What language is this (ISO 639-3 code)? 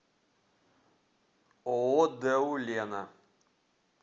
rus